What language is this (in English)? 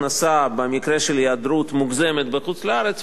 Hebrew